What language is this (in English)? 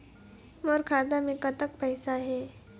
Chhattisgarhi